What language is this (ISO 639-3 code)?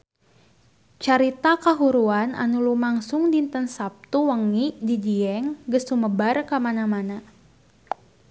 sun